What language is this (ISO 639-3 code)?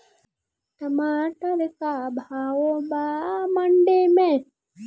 bho